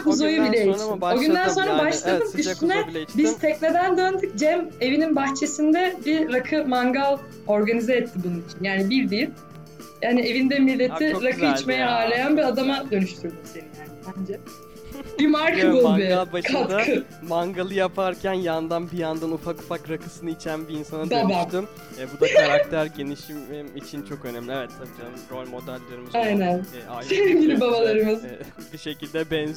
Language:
Turkish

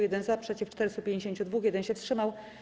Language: Polish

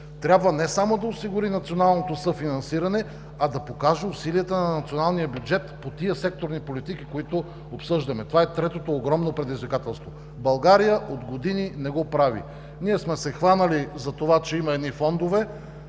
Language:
Bulgarian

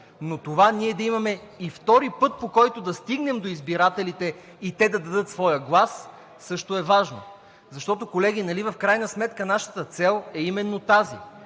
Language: Bulgarian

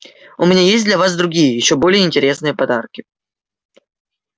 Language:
Russian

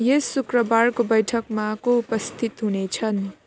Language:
Nepali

